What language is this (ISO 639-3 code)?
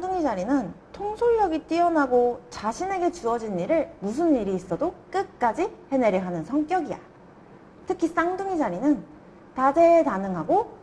kor